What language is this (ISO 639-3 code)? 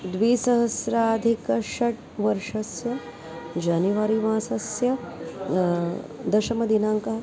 san